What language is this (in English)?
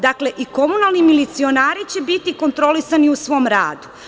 Serbian